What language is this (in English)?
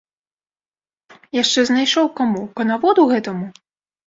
Belarusian